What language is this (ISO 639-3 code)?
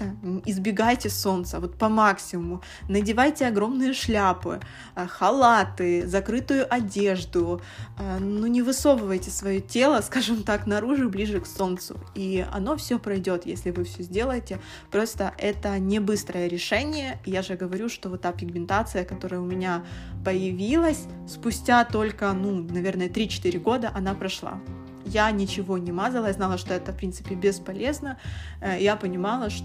rus